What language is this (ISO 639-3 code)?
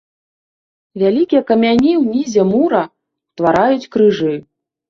bel